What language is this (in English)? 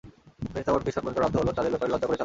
Bangla